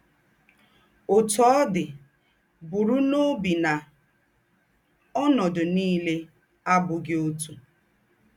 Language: Igbo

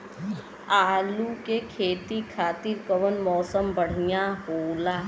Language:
Bhojpuri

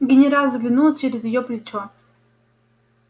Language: Russian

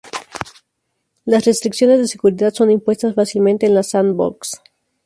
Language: Spanish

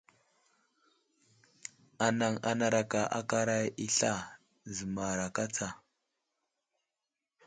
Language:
Wuzlam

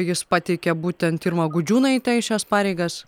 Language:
Lithuanian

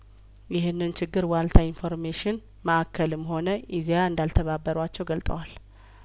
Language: Amharic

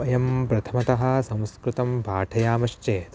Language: Sanskrit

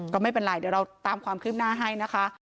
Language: Thai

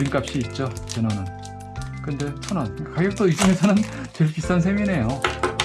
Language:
Korean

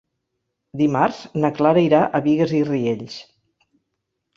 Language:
Catalan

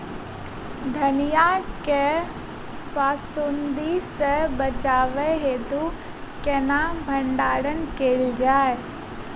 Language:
Maithili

